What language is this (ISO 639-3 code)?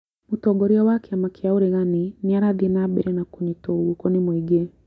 kik